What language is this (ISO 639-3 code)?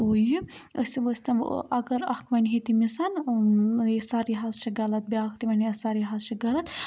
kas